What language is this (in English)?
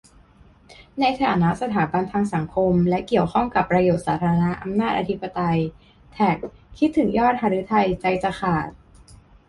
Thai